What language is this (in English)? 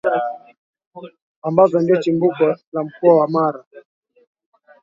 Swahili